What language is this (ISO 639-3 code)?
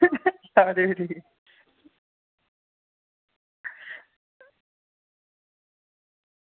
doi